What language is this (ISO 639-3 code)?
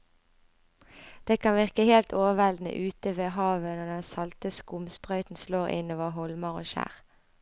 nor